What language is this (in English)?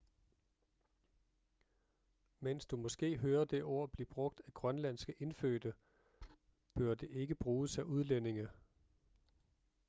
Danish